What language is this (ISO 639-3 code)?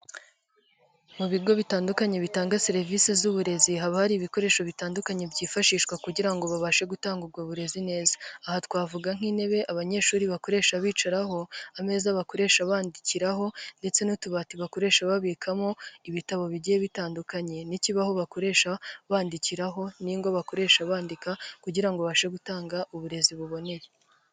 kin